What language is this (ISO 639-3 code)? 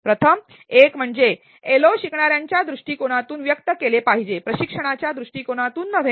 mar